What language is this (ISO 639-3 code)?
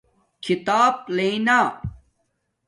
dmk